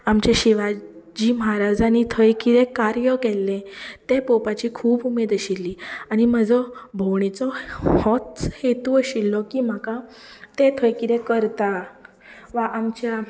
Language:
Konkani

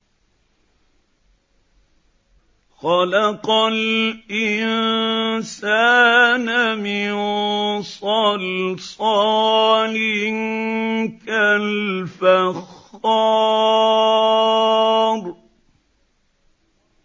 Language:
Arabic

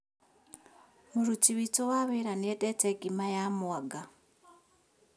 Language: Kikuyu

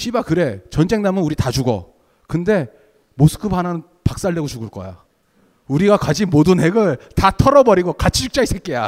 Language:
Korean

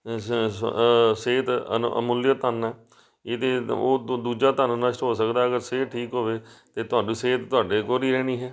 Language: Punjabi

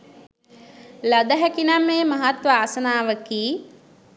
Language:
Sinhala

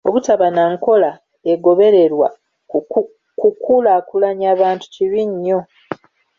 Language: Ganda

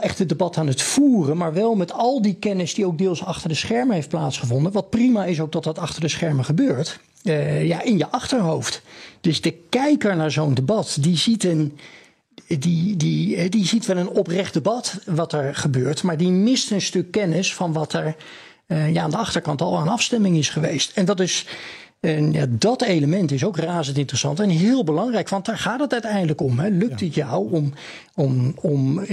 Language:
Dutch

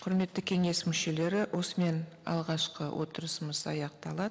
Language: Kazakh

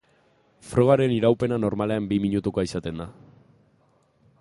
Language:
Basque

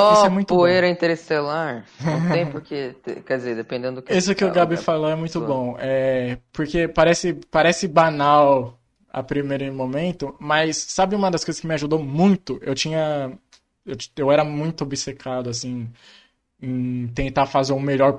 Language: Portuguese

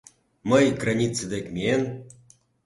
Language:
Mari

